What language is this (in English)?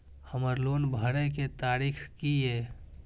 Maithili